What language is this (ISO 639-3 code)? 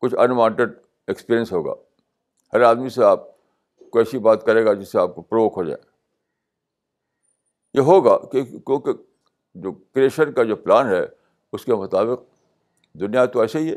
urd